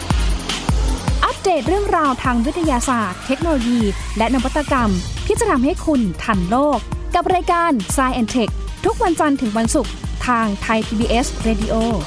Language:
Thai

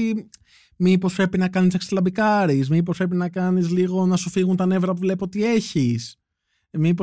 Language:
Greek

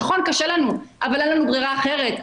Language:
Hebrew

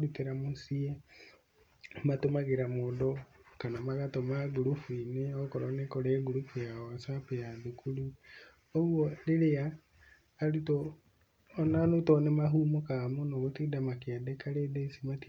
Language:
Kikuyu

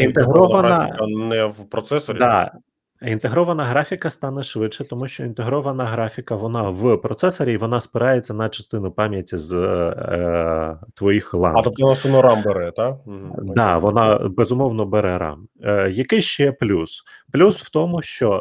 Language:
Ukrainian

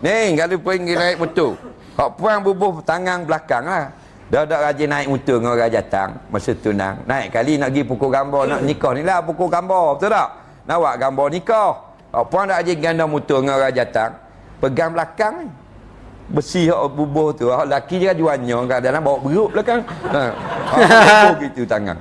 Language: Malay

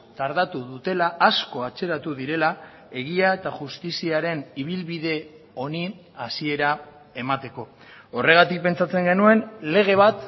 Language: Basque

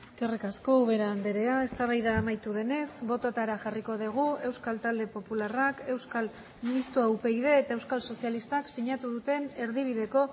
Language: Basque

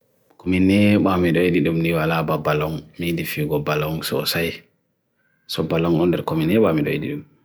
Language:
Bagirmi Fulfulde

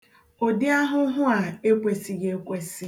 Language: Igbo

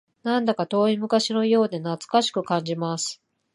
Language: Japanese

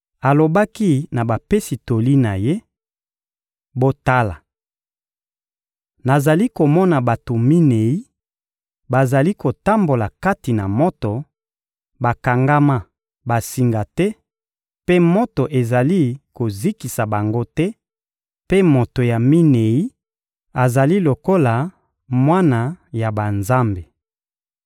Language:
Lingala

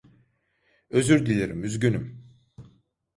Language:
Turkish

